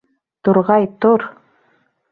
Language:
Bashkir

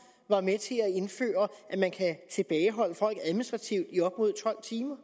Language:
Danish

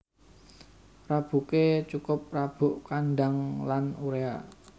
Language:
Javanese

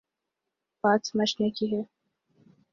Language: Urdu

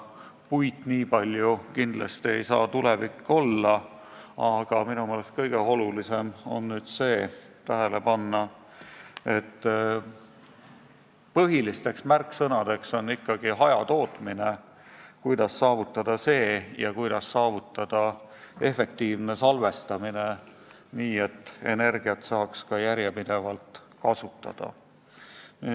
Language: Estonian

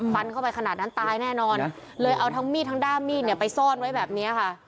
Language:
Thai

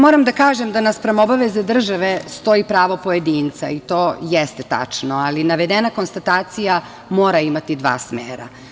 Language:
Serbian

